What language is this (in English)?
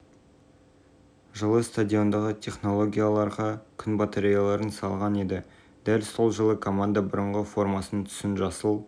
Kazakh